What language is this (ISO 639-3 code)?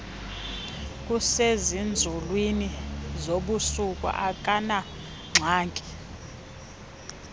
xho